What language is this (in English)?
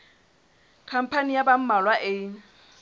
Southern Sotho